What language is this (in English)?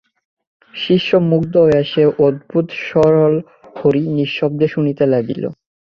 Bangla